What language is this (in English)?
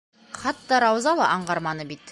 Bashkir